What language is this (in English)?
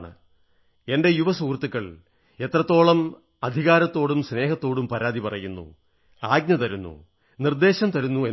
Malayalam